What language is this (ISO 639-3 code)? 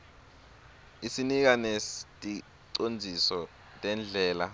ssw